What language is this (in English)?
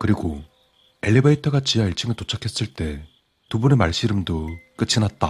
Korean